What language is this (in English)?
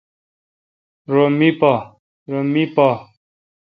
Kalkoti